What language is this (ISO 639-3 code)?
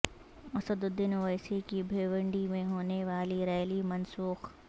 urd